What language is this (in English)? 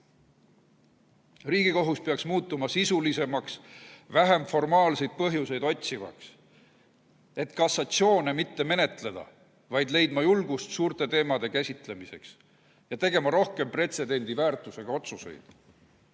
Estonian